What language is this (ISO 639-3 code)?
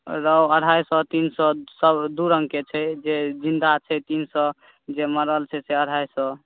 mai